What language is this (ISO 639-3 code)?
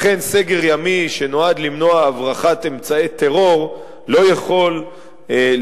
heb